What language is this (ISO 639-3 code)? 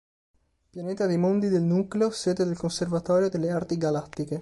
ita